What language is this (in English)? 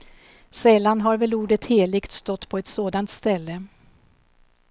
Swedish